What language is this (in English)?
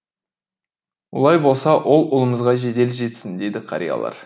Kazakh